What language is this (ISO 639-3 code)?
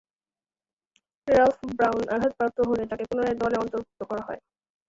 ben